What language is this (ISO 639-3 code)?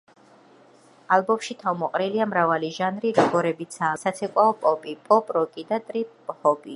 kat